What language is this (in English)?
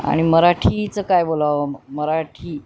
Marathi